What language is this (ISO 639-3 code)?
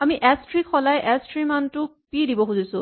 asm